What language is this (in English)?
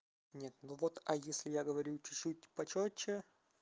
Russian